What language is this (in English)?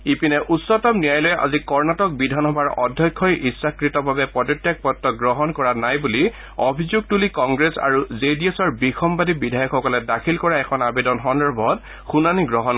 Assamese